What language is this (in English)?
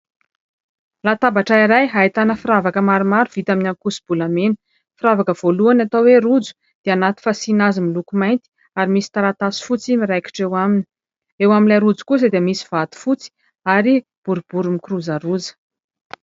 Malagasy